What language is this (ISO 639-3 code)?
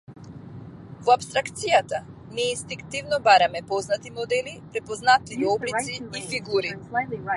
mkd